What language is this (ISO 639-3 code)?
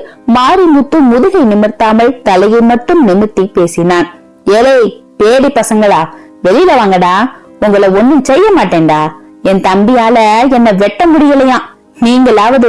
ind